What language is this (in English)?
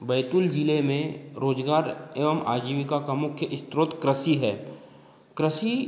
Hindi